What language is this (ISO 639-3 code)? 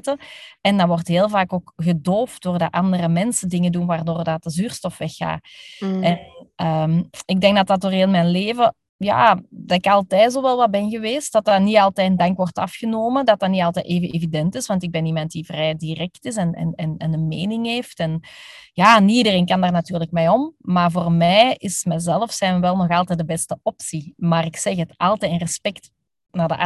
nld